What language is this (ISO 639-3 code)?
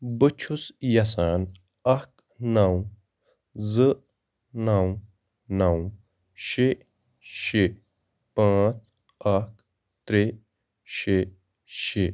kas